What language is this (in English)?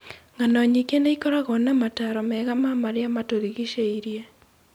Kikuyu